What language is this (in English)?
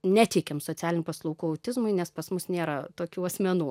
Lithuanian